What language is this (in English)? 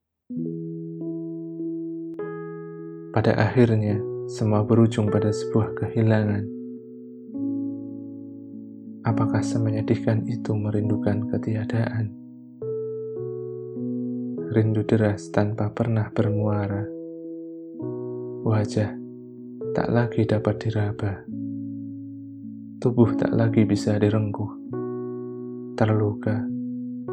Indonesian